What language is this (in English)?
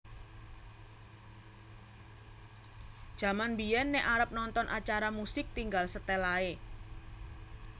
Javanese